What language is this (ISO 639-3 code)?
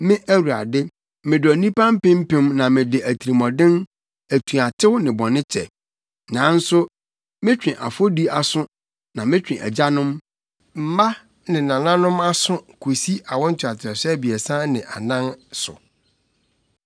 aka